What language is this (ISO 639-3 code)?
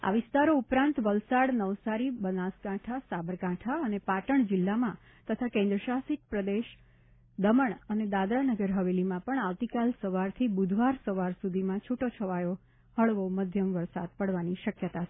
guj